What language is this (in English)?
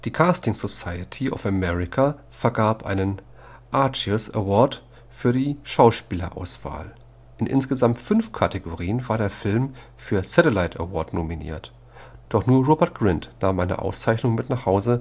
German